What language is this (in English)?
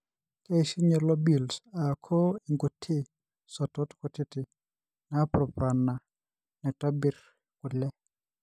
Masai